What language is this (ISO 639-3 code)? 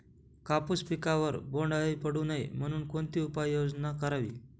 mar